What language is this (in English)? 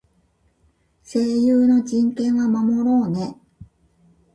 Japanese